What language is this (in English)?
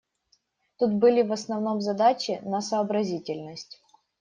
Russian